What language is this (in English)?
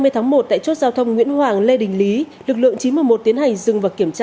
Vietnamese